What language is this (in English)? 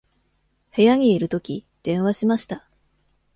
Japanese